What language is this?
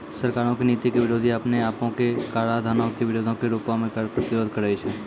Maithili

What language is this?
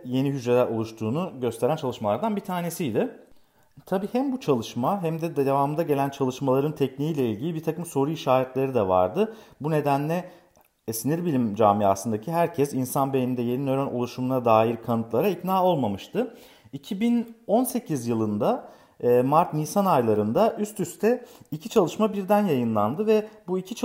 Turkish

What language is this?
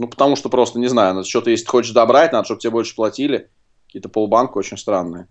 Russian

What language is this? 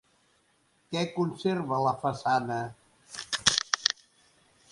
Catalan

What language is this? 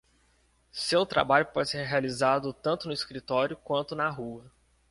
Portuguese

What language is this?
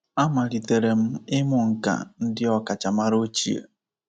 Igbo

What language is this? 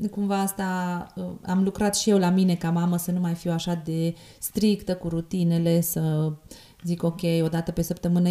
Romanian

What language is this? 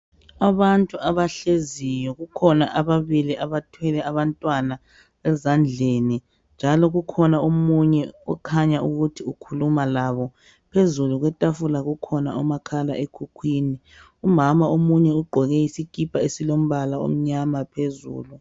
North Ndebele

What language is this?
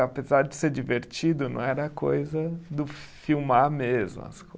Portuguese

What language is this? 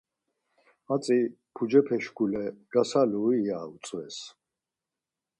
Laz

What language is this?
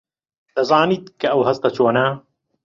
Central Kurdish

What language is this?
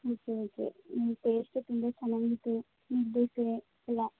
Kannada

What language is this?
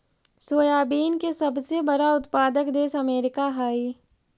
Magahi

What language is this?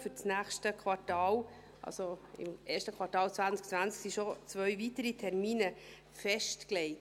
Swiss German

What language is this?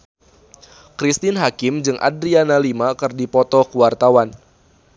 Sundanese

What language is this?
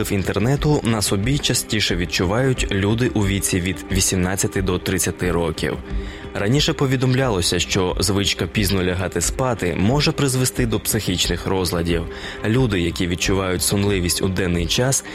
Ukrainian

